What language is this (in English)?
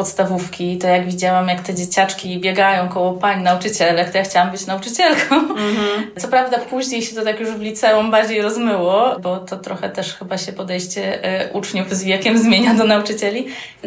Polish